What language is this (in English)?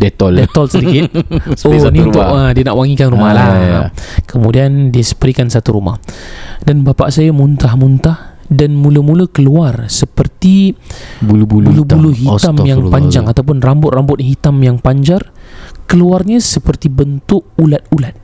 Malay